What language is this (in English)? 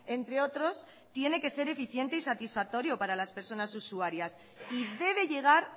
Spanish